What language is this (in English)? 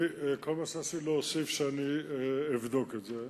Hebrew